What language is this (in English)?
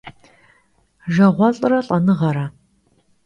Kabardian